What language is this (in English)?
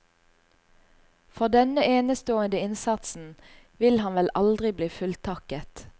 Norwegian